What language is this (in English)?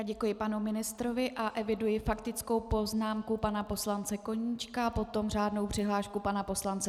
Czech